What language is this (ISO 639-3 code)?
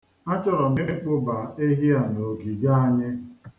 ibo